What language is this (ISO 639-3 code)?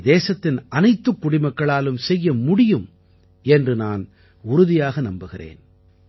tam